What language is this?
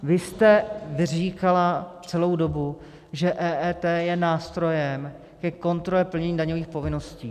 Czech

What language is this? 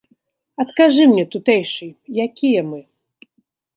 Belarusian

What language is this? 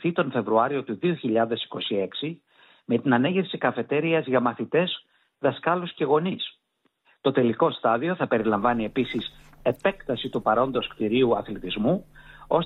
Greek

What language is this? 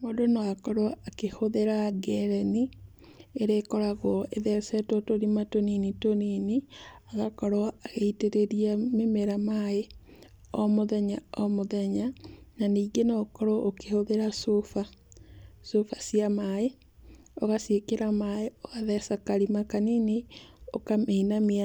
Kikuyu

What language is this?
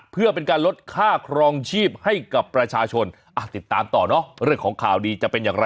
Thai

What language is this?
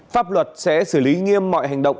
Vietnamese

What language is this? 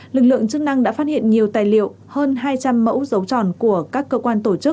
Vietnamese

